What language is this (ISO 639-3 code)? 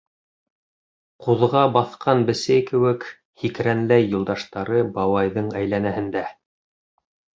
bak